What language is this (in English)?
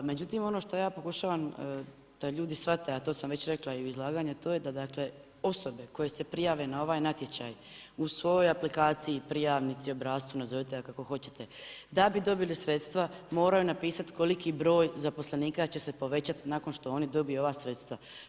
Croatian